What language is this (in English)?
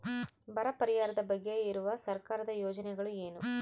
Kannada